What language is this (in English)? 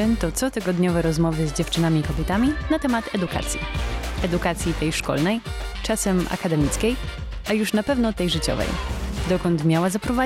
Polish